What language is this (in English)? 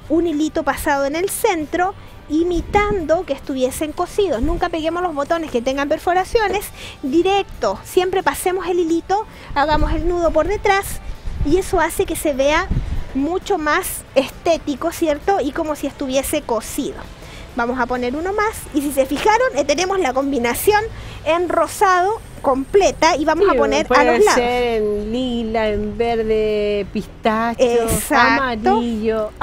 Spanish